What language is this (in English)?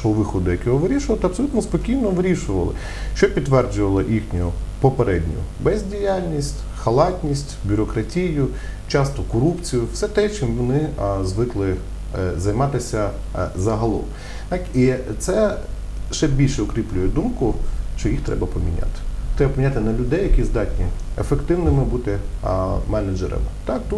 Ukrainian